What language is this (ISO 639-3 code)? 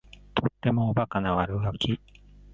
jpn